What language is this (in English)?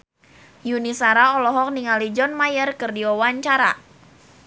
Sundanese